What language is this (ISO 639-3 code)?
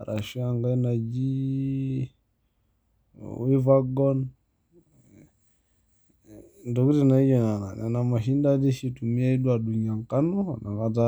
mas